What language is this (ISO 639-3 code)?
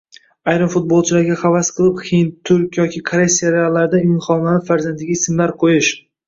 uzb